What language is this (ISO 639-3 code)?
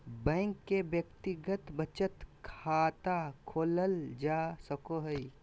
mag